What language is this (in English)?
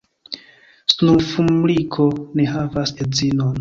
Esperanto